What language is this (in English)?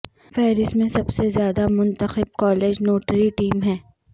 Urdu